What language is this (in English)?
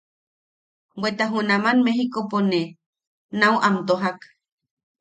Yaqui